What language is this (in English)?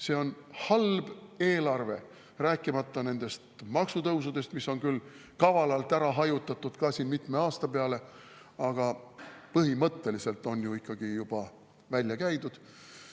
Estonian